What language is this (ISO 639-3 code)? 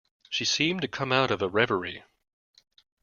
eng